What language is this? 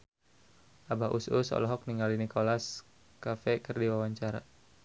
Sundanese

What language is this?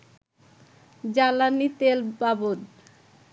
Bangla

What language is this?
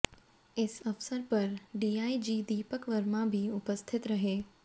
Hindi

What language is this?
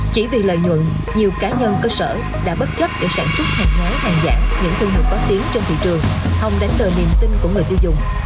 Vietnamese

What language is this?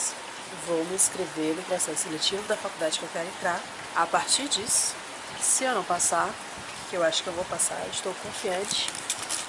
Portuguese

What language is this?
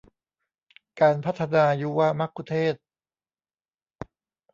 Thai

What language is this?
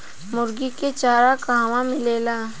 Bhojpuri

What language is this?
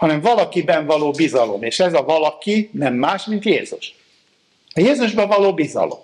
Hungarian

